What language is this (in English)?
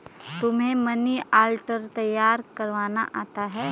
Hindi